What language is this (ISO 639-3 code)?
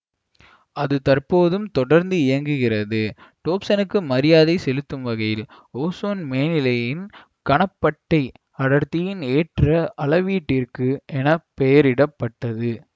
tam